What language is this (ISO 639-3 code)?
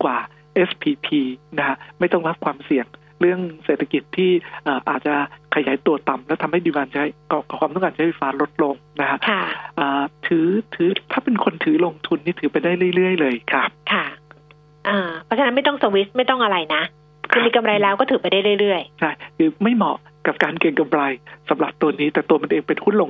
tha